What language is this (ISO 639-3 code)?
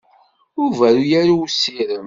kab